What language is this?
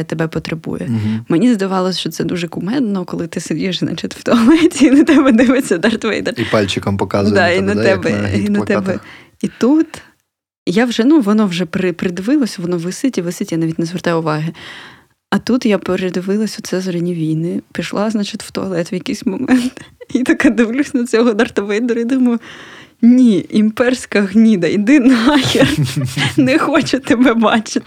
Ukrainian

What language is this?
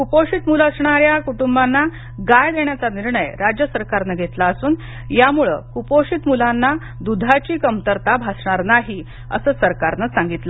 Marathi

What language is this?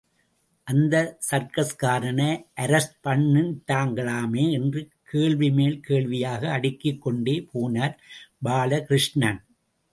Tamil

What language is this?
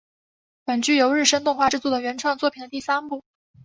Chinese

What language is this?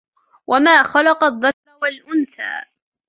Arabic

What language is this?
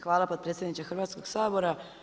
Croatian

